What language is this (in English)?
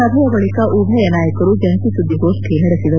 Kannada